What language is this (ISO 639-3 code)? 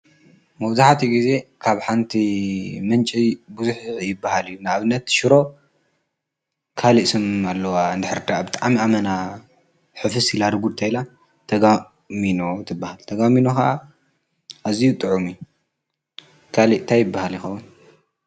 tir